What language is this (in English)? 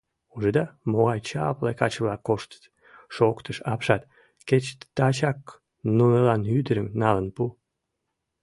Mari